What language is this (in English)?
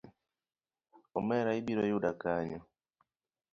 Luo (Kenya and Tanzania)